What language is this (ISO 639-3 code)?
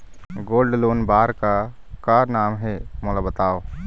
hne